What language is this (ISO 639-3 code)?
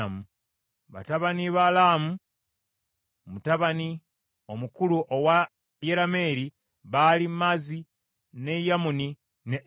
lug